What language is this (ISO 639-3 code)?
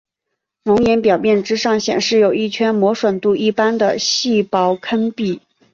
zho